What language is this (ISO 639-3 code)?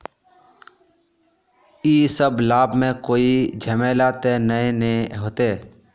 mag